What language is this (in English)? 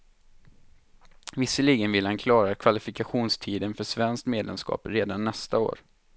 Swedish